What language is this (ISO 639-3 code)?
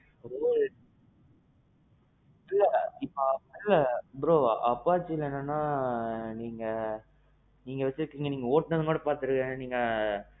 tam